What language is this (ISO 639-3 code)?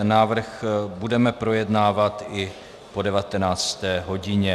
ces